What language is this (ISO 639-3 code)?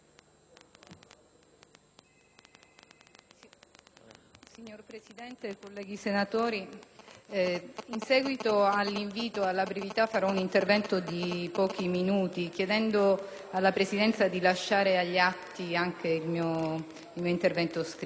ita